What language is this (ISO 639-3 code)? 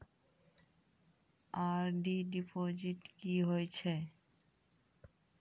mai